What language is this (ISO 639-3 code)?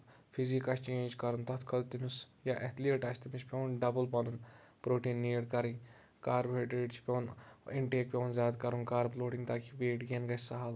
kas